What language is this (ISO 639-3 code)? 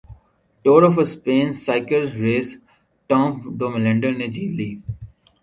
urd